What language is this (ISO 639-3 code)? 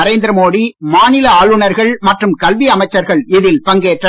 tam